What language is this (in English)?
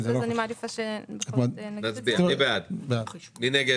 Hebrew